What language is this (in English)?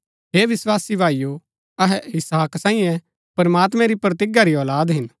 Gaddi